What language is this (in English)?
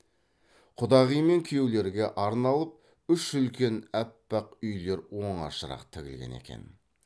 Kazakh